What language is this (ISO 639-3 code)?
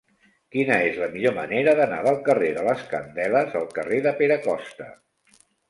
cat